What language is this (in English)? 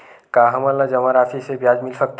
Chhattisgarhi